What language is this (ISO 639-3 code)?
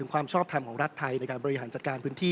tha